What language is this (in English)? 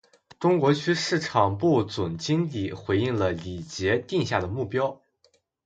Chinese